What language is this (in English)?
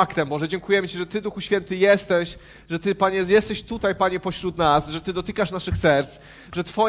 Polish